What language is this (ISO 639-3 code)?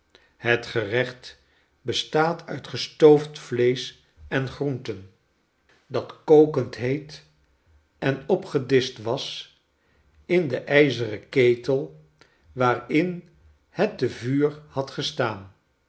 nld